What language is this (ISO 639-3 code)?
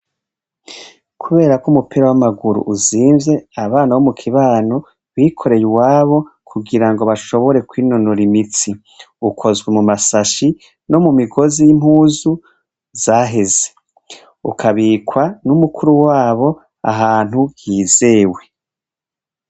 run